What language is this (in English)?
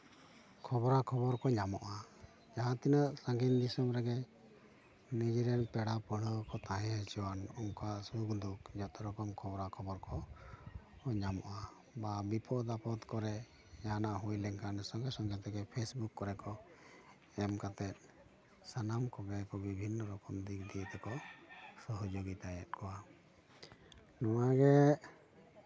Santali